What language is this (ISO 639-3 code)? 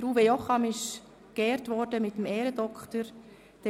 gsw